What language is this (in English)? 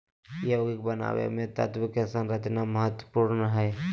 Magahi